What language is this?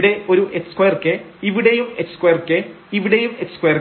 Malayalam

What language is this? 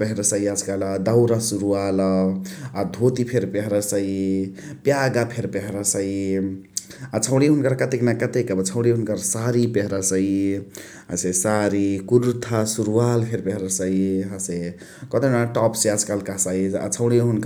Chitwania Tharu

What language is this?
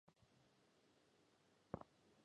Belarusian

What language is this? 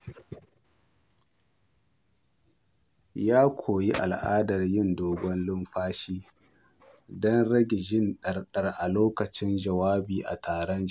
Hausa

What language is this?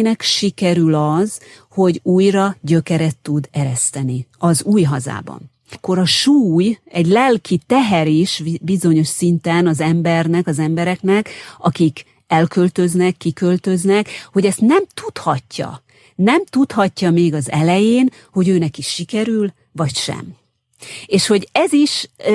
Hungarian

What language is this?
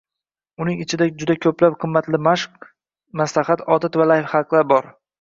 Uzbek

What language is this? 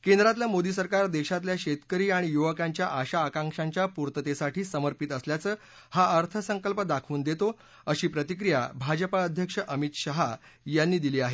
Marathi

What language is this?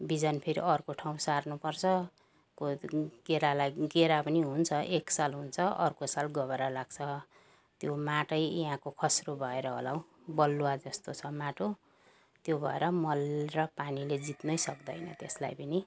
Nepali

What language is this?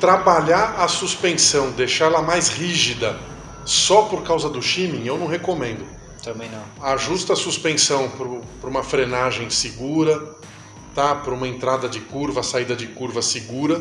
Portuguese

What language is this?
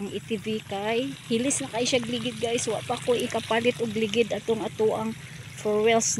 Filipino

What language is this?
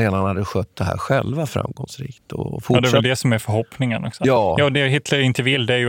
Swedish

